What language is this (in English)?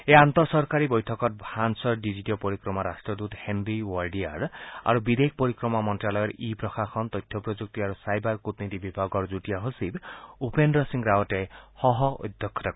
Assamese